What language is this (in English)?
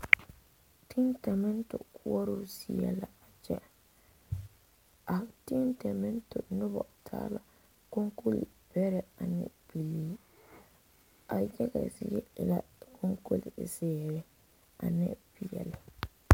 Southern Dagaare